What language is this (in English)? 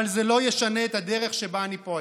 Hebrew